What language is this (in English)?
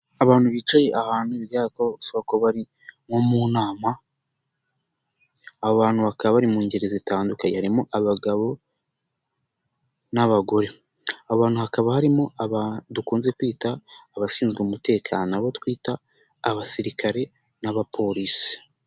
Kinyarwanda